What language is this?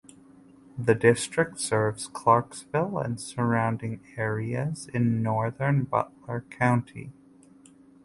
English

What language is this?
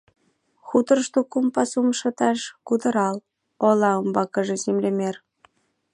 Mari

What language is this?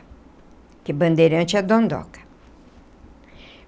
Portuguese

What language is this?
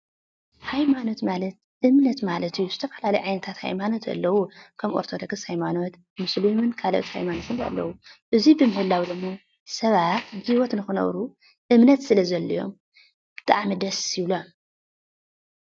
Tigrinya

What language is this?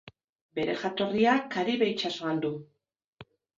Basque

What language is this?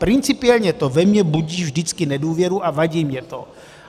Czech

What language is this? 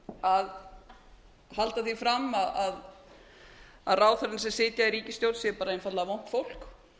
Icelandic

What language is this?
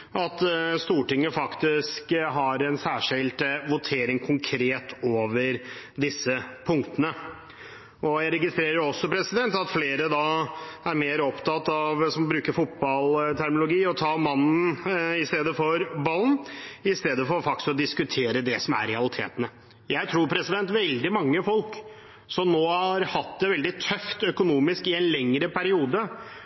Norwegian Bokmål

